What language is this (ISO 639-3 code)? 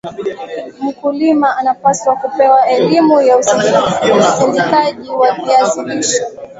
swa